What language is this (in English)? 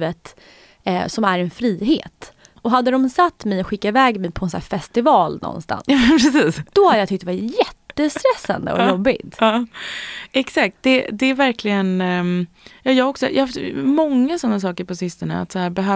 Swedish